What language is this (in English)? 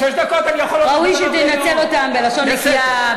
Hebrew